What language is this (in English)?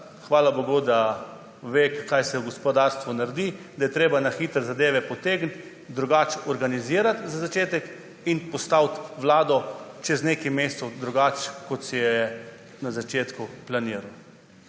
Slovenian